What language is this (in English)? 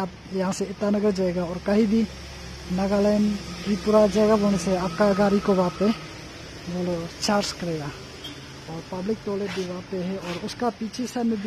Hindi